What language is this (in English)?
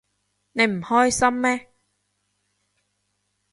Cantonese